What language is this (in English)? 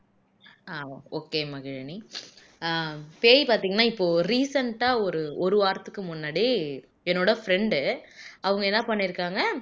Tamil